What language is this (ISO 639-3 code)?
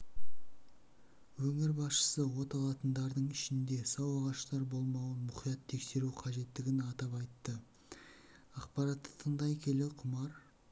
kaz